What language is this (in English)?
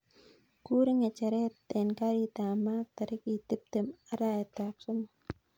Kalenjin